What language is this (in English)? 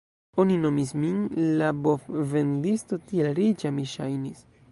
Esperanto